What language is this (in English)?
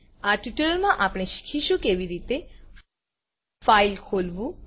Gujarati